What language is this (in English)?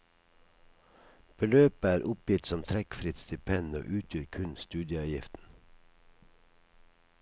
Norwegian